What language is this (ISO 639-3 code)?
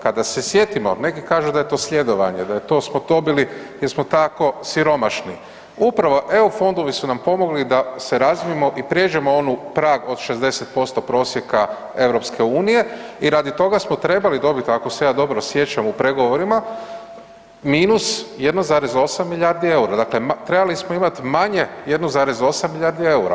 hrv